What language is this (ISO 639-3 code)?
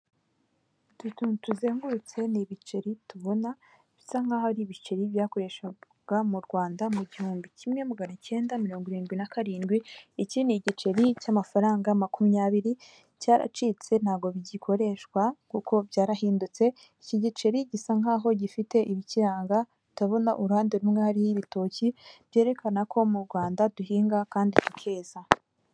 kin